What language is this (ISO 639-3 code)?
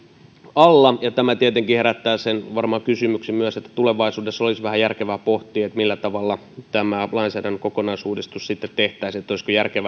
fin